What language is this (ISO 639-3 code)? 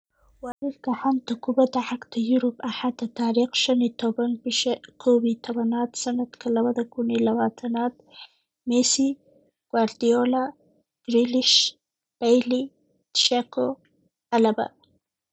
som